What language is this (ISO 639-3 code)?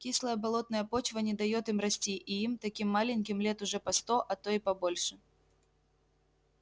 rus